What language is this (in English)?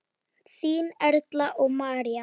Icelandic